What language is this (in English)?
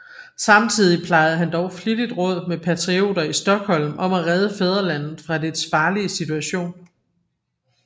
Danish